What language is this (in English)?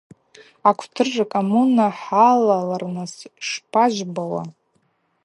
Abaza